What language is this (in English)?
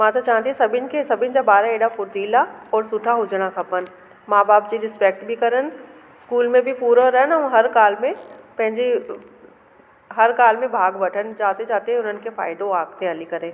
Sindhi